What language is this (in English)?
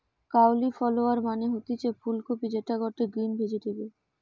Bangla